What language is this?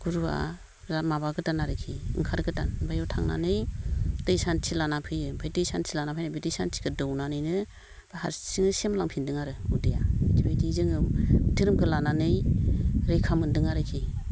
Bodo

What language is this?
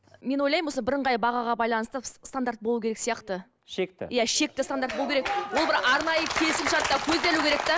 Kazakh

